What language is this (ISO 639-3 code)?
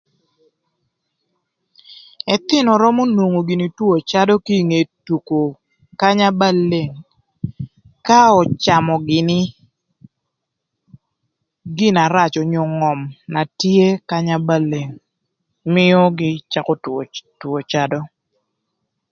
lth